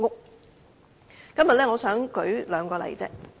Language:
Cantonese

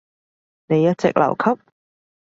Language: Cantonese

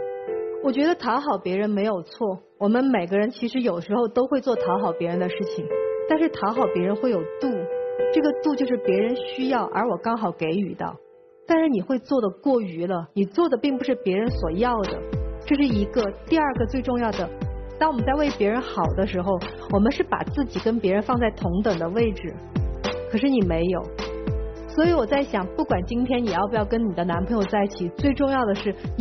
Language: Chinese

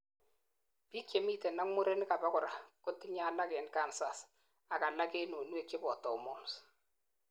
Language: Kalenjin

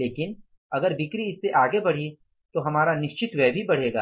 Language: Hindi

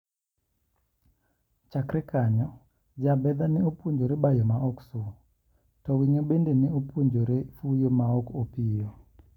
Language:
Luo (Kenya and Tanzania)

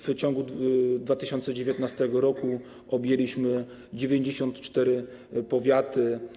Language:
Polish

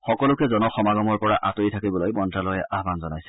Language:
Assamese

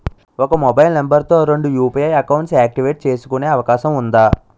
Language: Telugu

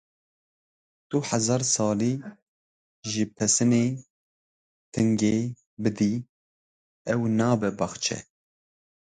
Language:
Kurdish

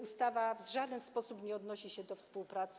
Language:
Polish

